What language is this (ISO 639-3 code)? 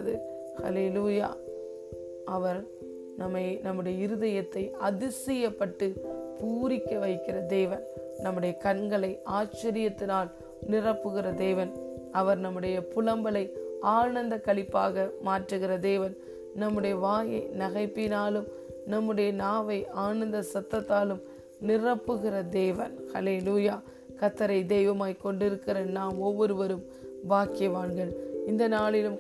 tam